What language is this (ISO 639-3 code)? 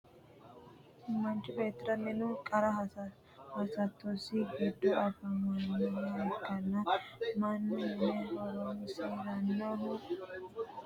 sid